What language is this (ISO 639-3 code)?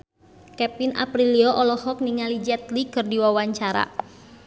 sun